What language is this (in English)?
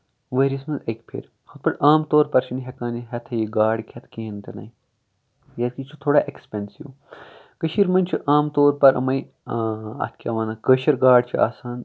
Kashmiri